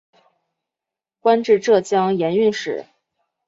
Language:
Chinese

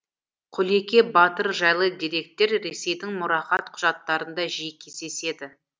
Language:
Kazakh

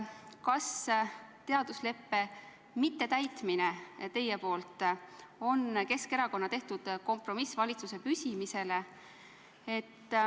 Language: Estonian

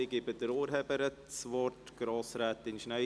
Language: Swiss German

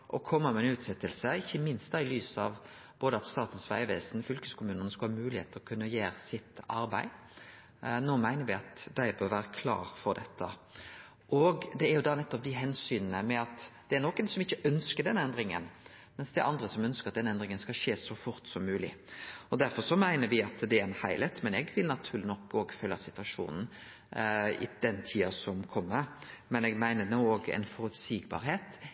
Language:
Norwegian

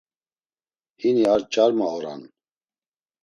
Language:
Laz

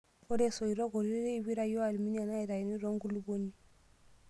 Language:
Masai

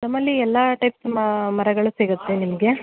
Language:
Kannada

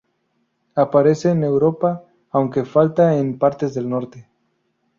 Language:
Spanish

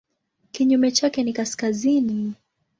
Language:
Swahili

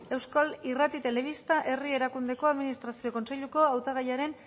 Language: Basque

